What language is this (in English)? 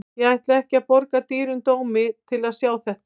Icelandic